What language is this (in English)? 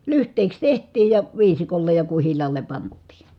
Finnish